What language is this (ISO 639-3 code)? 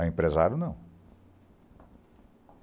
por